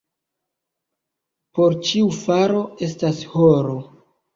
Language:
Esperanto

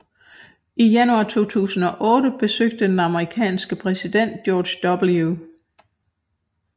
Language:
Danish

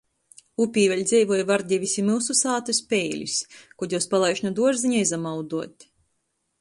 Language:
Latgalian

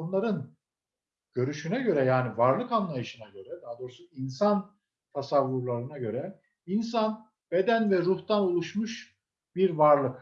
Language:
Turkish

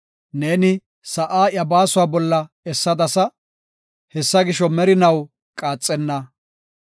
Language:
Gofa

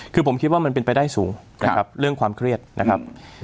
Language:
Thai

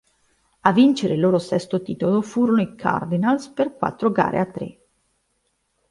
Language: Italian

